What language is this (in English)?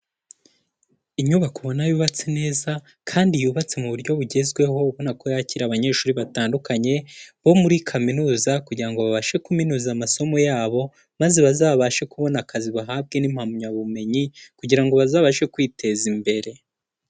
Kinyarwanda